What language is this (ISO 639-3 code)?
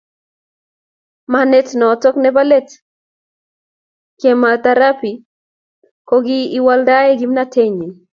kln